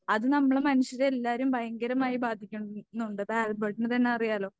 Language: Malayalam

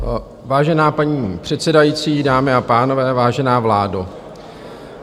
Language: Czech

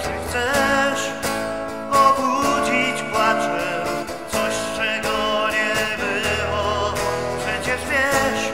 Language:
Polish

